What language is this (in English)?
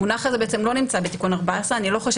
Hebrew